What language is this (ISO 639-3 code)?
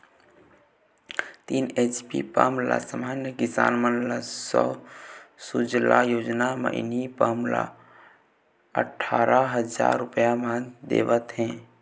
hne